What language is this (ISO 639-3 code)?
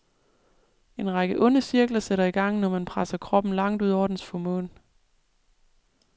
dan